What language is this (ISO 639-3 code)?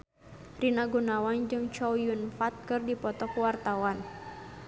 sun